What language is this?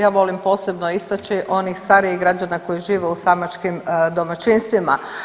Croatian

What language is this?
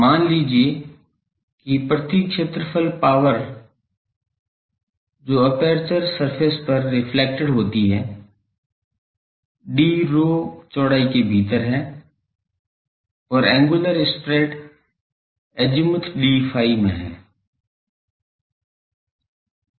Hindi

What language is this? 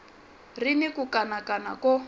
Tsonga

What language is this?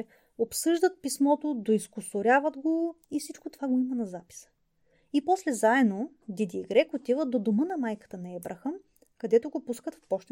Bulgarian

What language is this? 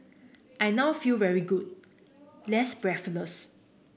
English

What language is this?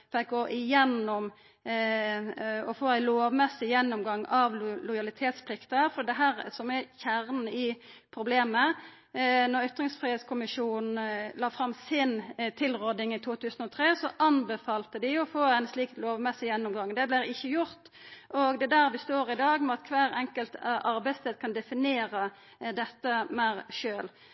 Norwegian Nynorsk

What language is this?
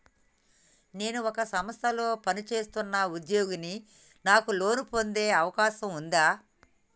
Telugu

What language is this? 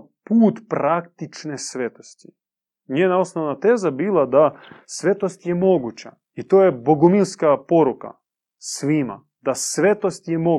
Croatian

